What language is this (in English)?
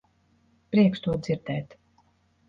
Latvian